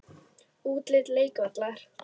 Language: Icelandic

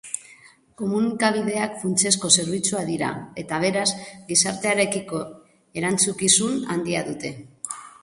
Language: Basque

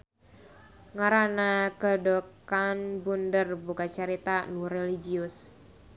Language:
Sundanese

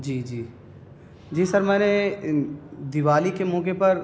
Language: Urdu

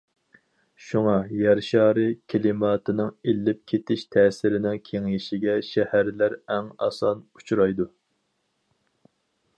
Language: Uyghur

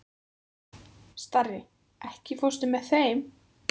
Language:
Icelandic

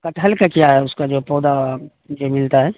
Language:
Urdu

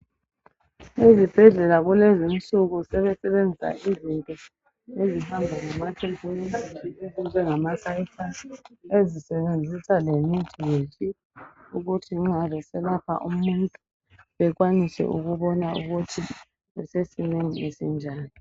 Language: North Ndebele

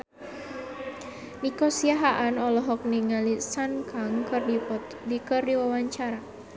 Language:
Sundanese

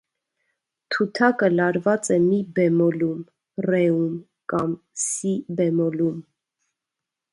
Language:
Armenian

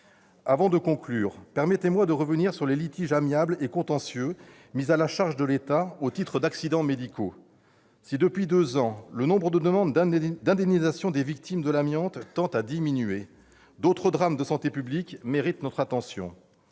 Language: French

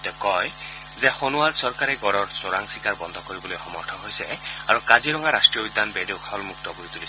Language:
Assamese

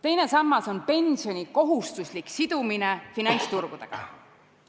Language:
Estonian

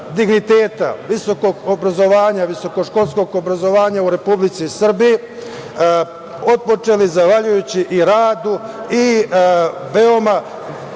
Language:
Serbian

